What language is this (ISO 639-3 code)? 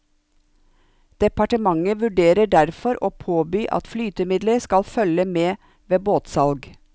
nor